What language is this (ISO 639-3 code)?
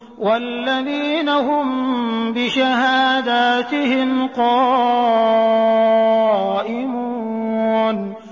ara